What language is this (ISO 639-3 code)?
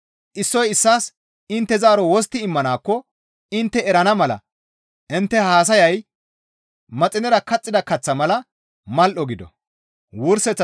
gmv